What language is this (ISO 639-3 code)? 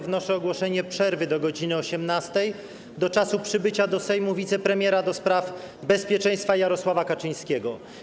pol